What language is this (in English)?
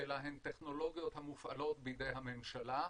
Hebrew